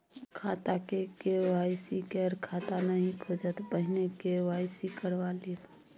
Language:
Maithili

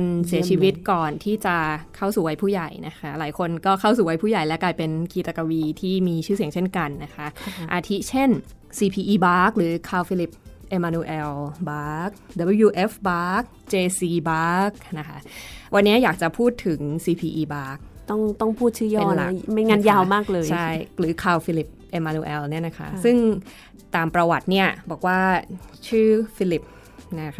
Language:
Thai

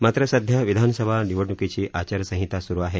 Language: Marathi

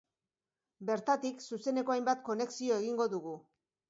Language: Basque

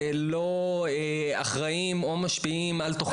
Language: Hebrew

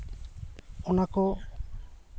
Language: Santali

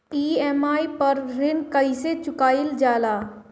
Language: Bhojpuri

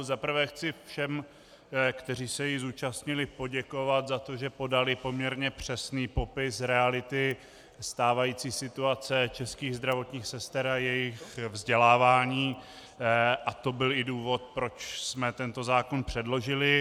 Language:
Czech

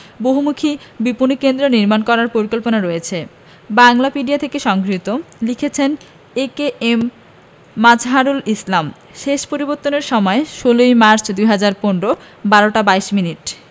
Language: Bangla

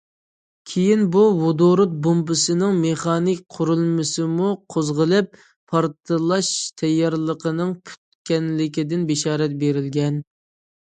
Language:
Uyghur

